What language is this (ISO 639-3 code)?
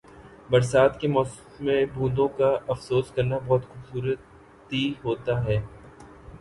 urd